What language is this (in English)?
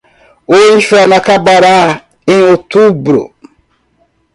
Portuguese